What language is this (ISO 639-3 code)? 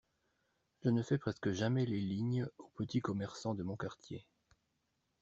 fra